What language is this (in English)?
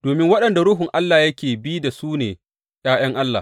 Hausa